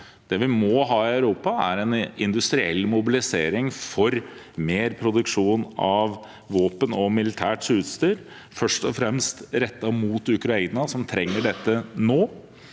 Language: Norwegian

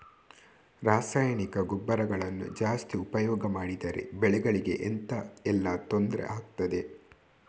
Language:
Kannada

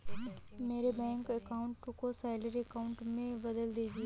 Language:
Hindi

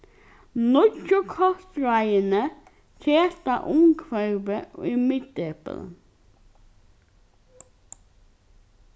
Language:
Faroese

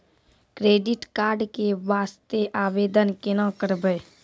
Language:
Maithili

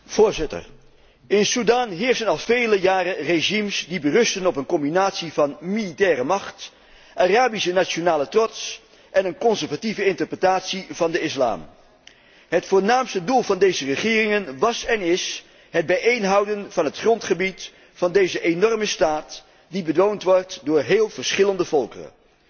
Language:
Dutch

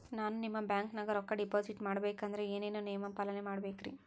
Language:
Kannada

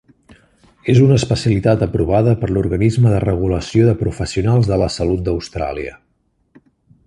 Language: Catalan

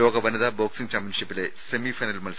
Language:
Malayalam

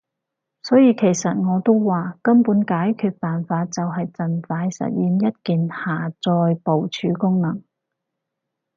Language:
Cantonese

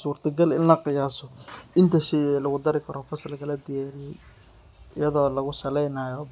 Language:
Somali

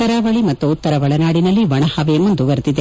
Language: Kannada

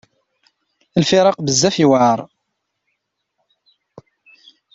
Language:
Kabyle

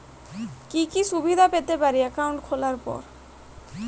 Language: Bangla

